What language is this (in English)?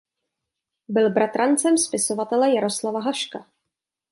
Czech